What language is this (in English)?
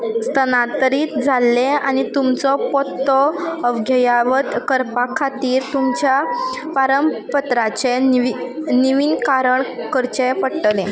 Konkani